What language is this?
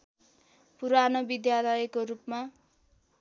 Nepali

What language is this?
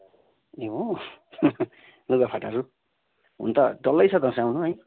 Nepali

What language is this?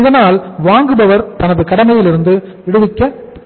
Tamil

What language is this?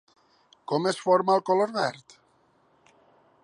Catalan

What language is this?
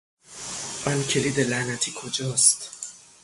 Persian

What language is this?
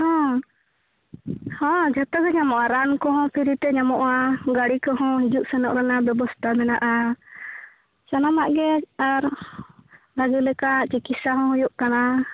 Santali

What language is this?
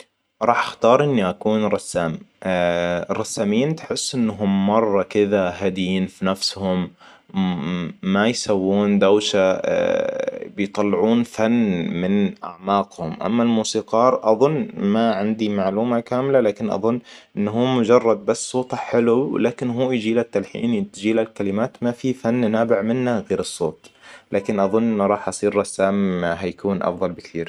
Hijazi Arabic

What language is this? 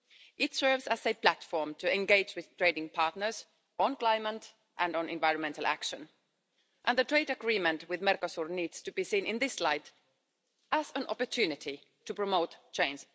English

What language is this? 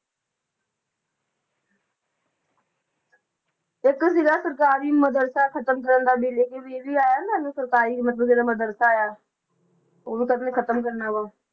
Punjabi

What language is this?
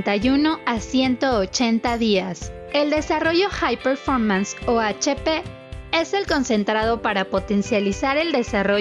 Spanish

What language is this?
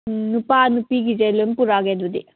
Manipuri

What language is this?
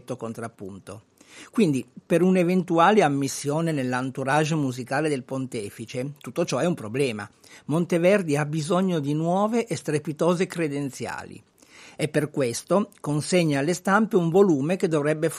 Italian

